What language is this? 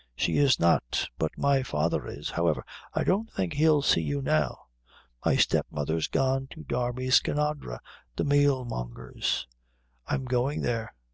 English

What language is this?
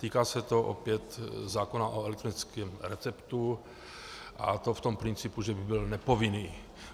Czech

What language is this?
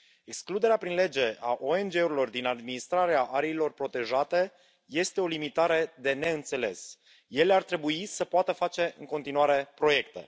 Romanian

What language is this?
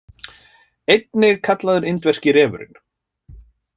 Icelandic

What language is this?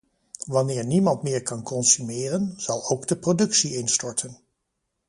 Dutch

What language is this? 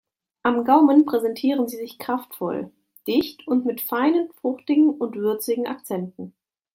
German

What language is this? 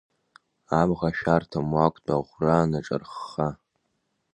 Abkhazian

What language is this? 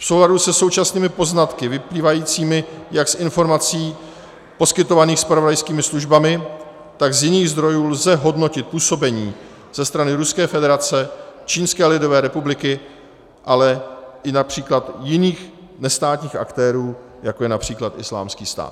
Czech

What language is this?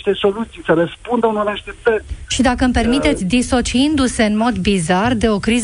Romanian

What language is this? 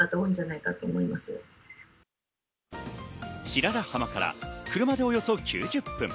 Japanese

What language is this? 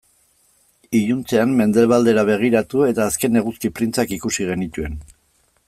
Basque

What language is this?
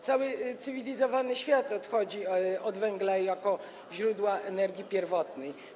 Polish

